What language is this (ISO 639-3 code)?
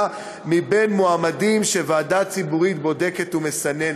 heb